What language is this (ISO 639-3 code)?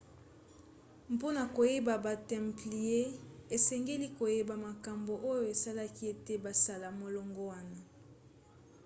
lin